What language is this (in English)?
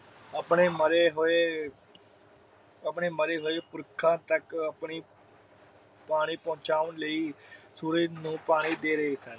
Punjabi